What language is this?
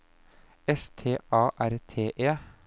Norwegian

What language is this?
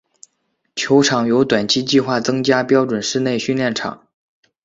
Chinese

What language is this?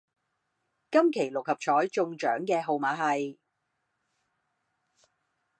Cantonese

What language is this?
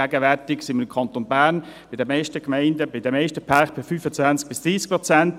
Swiss German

